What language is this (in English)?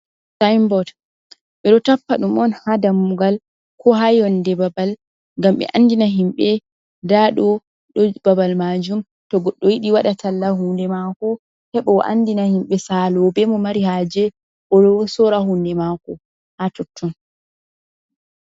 Fula